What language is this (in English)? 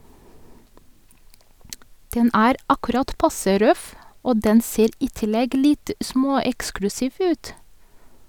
Norwegian